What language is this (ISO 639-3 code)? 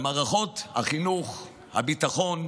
heb